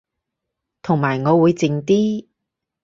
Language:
Cantonese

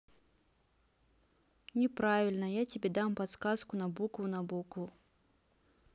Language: Russian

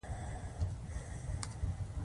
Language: Pashto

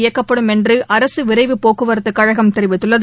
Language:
Tamil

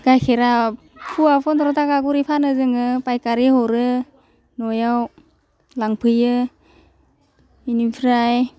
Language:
Bodo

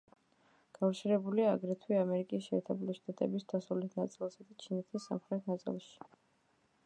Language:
Georgian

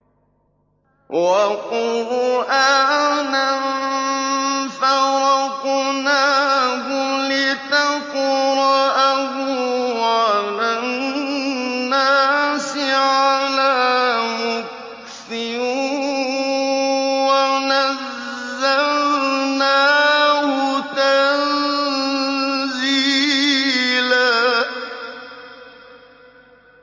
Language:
Arabic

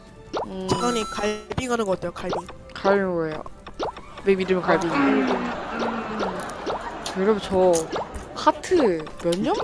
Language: Korean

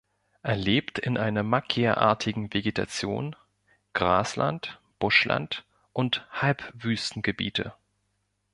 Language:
German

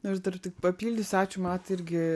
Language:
Lithuanian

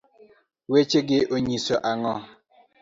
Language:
Luo (Kenya and Tanzania)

